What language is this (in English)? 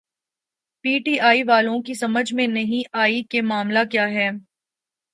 Urdu